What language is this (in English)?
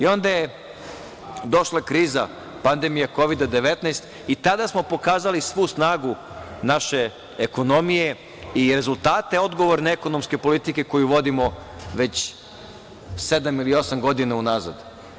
Serbian